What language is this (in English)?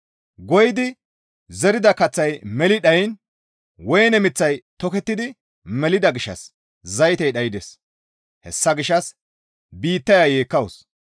Gamo